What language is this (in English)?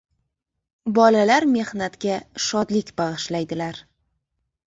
Uzbek